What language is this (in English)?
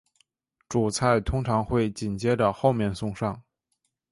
Chinese